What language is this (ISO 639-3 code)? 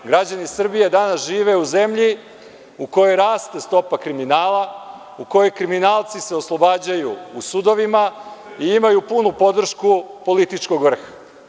srp